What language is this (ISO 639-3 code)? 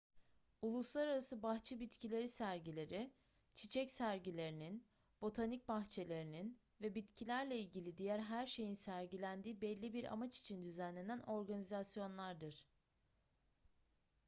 tur